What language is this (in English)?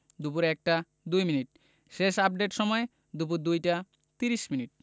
Bangla